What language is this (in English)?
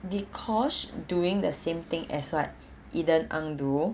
English